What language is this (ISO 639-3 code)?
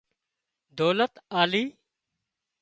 kxp